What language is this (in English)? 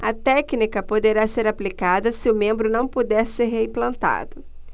Portuguese